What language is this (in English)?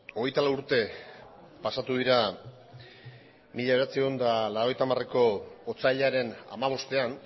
Basque